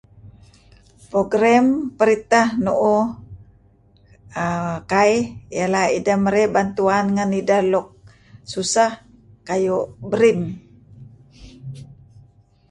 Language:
Kelabit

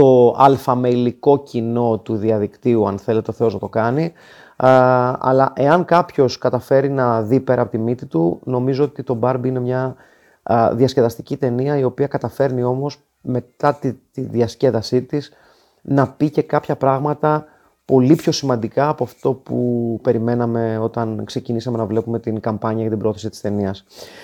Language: Greek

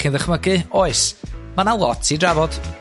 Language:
Welsh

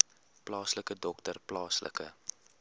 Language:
Afrikaans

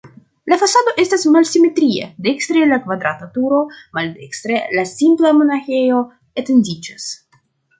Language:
Esperanto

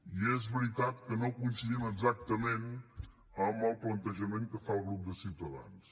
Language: Catalan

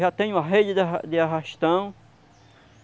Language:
Portuguese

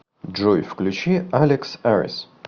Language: Russian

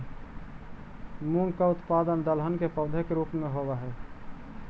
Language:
Magahi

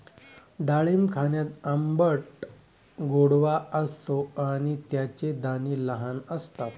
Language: Marathi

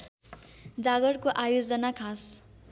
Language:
Nepali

